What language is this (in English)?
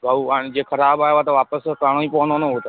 Sindhi